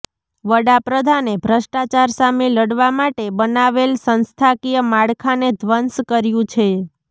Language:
Gujarati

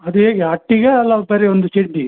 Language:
Kannada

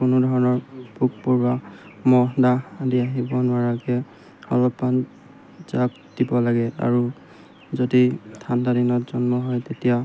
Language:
Assamese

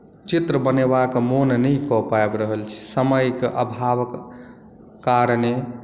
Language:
Maithili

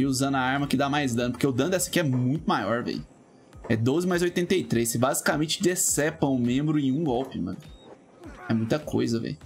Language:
Portuguese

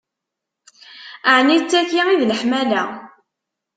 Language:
Kabyle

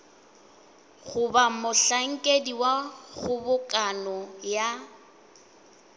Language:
Northern Sotho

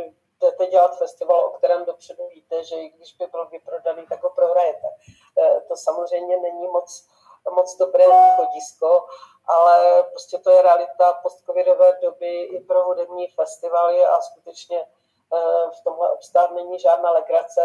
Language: Czech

